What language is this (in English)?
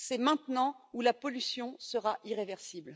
French